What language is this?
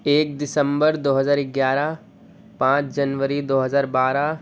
Urdu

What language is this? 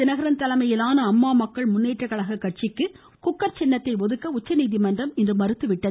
Tamil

